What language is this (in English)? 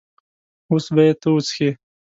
Pashto